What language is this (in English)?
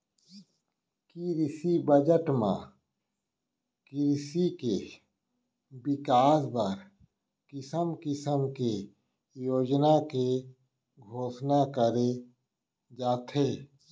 Chhattisgarhi